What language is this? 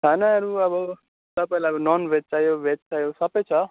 Nepali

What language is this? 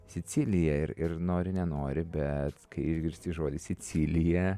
Lithuanian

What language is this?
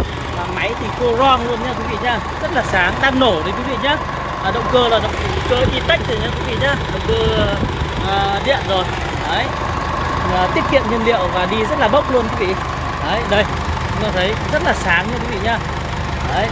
Vietnamese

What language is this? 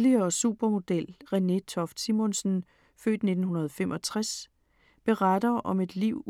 Danish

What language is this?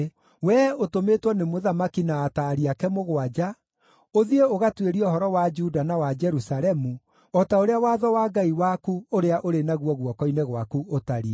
Kikuyu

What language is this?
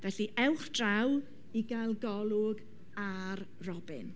Welsh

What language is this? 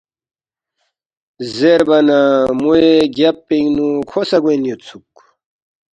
Balti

